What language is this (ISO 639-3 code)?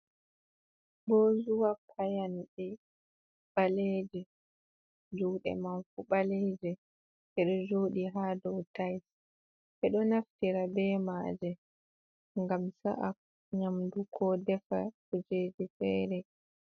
ful